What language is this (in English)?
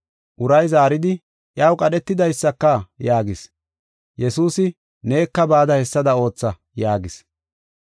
Gofa